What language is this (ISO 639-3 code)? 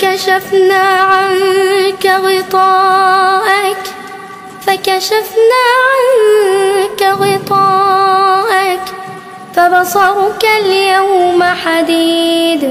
ara